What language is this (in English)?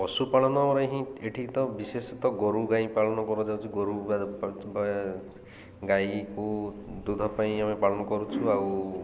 Odia